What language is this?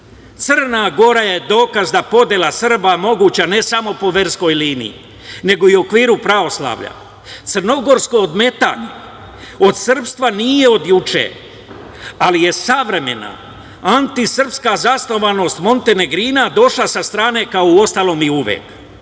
Serbian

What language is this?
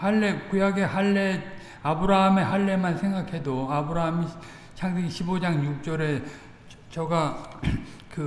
Korean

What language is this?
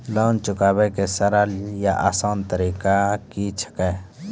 Maithili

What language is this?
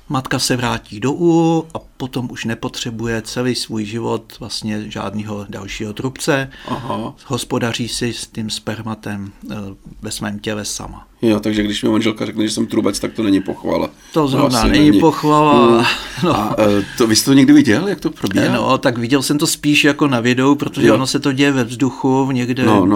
Czech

